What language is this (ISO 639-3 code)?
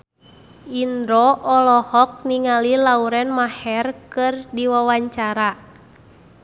sun